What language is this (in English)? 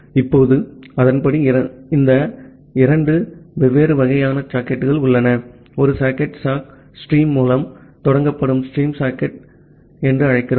Tamil